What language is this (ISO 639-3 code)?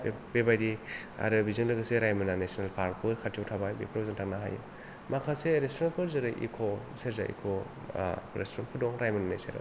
brx